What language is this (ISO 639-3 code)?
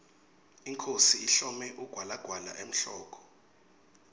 ssw